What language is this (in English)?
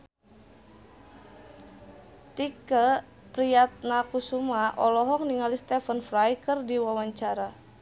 Sundanese